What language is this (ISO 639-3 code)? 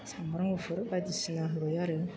brx